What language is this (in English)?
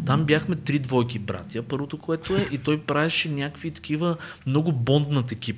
Bulgarian